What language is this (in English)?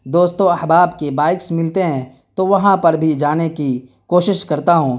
Urdu